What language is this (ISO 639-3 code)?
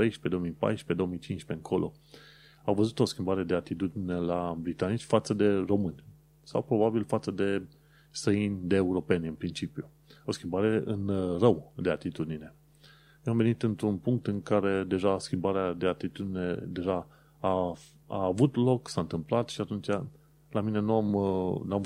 ron